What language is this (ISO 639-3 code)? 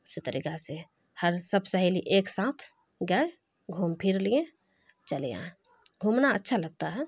urd